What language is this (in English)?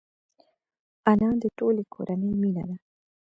Pashto